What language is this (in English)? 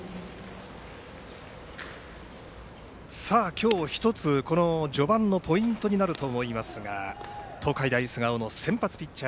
Japanese